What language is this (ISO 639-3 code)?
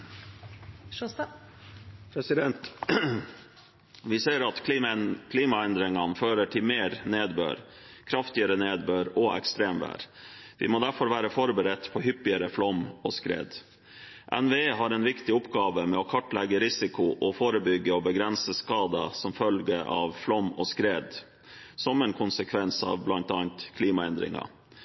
nob